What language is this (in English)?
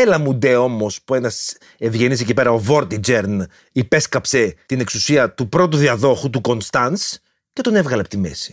Greek